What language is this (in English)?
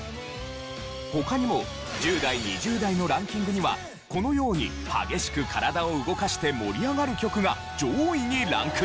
Japanese